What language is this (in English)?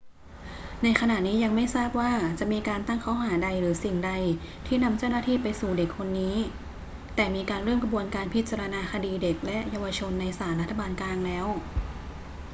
Thai